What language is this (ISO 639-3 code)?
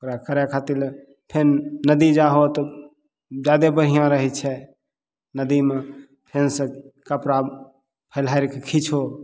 mai